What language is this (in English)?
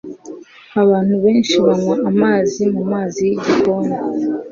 Kinyarwanda